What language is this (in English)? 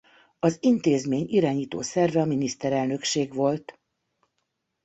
Hungarian